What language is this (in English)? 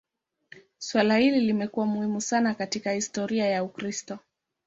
Swahili